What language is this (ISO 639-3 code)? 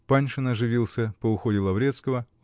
rus